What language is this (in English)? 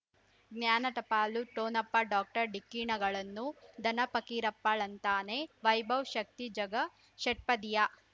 Kannada